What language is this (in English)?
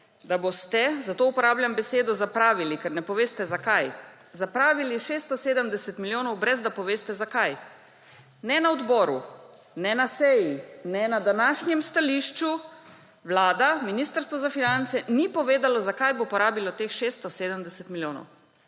Slovenian